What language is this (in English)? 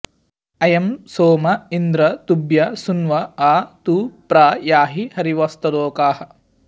Sanskrit